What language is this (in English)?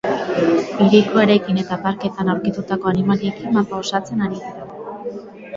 Basque